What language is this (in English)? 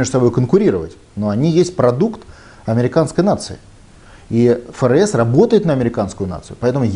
Russian